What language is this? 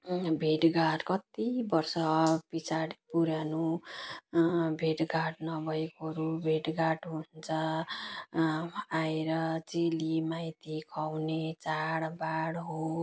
Nepali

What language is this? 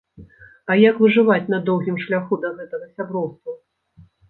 Belarusian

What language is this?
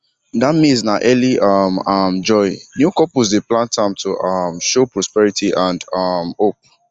Nigerian Pidgin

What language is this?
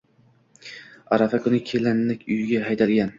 Uzbek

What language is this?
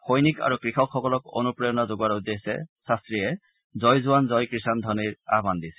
Assamese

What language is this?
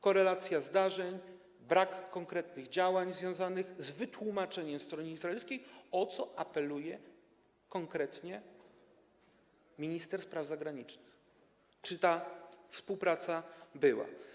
Polish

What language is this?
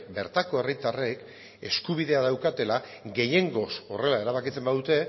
Basque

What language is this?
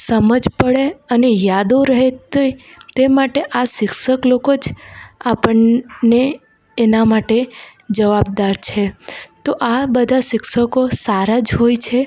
Gujarati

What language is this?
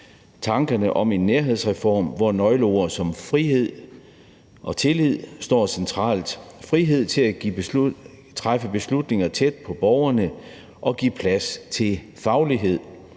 Danish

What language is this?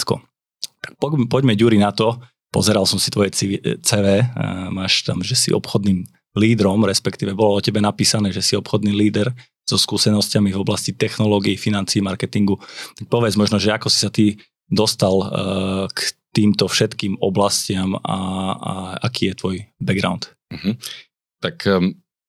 Slovak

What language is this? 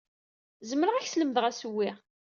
Kabyle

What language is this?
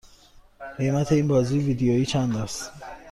Persian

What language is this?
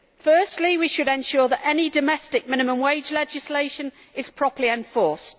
English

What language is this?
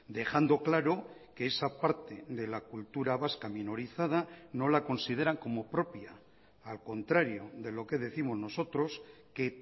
Spanish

